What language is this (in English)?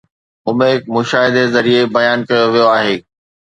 Sindhi